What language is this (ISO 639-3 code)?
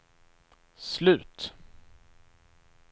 swe